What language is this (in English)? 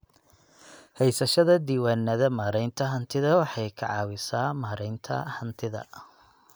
Somali